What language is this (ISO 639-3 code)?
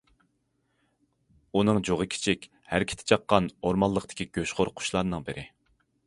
uig